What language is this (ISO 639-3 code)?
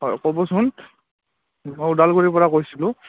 asm